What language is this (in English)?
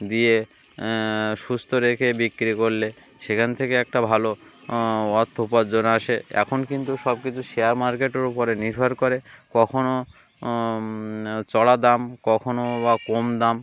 Bangla